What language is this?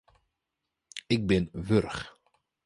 Western Frisian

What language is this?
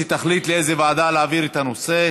Hebrew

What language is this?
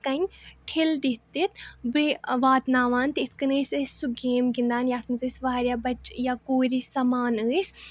Kashmiri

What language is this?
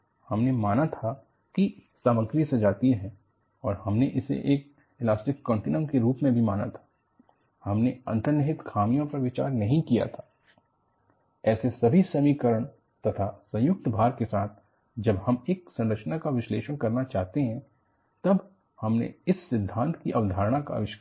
Hindi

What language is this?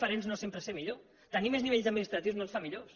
Catalan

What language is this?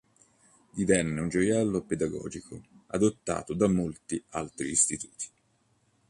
Italian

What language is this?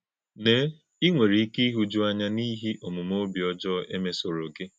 Igbo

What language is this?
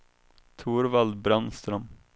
Swedish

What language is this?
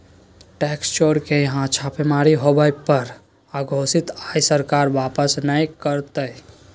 Magahi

